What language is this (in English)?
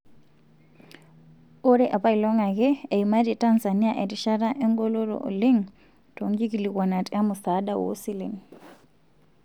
Masai